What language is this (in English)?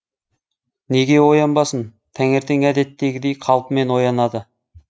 Kazakh